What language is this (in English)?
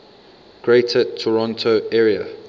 English